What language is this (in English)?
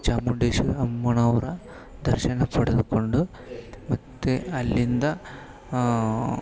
Kannada